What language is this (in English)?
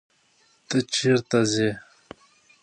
Pashto